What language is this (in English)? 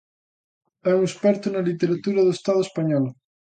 Galician